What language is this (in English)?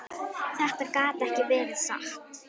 Icelandic